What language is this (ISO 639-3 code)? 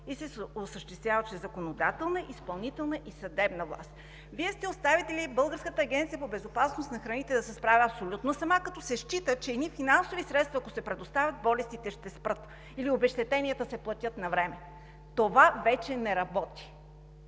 bul